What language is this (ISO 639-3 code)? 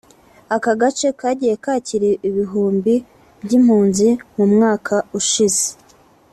kin